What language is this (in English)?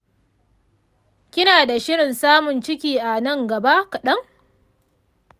Hausa